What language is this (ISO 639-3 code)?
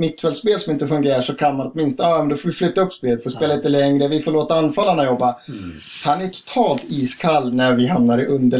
swe